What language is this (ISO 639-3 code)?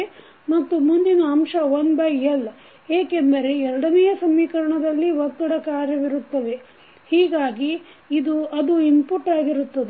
kan